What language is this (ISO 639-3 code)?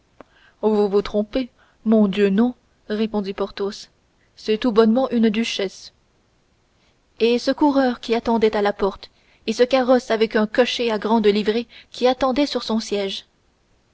fra